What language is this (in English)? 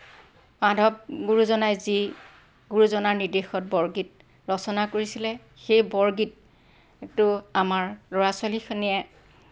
Assamese